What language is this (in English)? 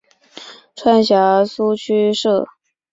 Chinese